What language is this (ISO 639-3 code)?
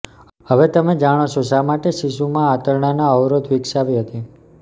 guj